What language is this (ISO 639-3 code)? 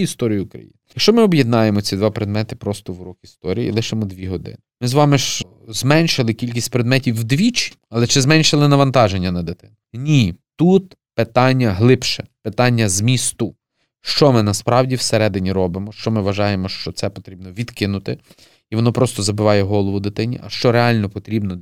ukr